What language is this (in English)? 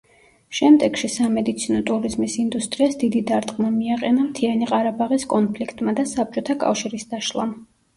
Georgian